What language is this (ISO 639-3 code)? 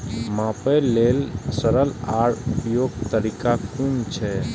mai